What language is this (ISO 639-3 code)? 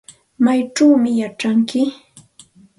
qxt